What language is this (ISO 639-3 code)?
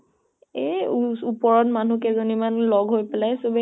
asm